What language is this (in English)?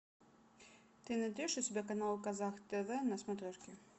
Russian